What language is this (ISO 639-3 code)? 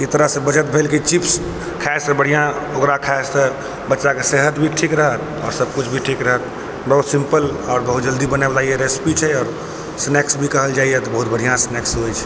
mai